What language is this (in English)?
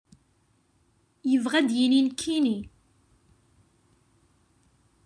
Kabyle